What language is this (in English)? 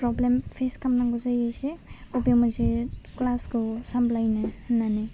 Bodo